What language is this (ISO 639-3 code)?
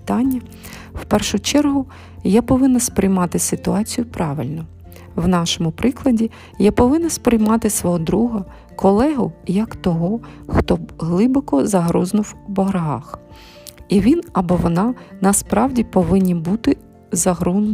ukr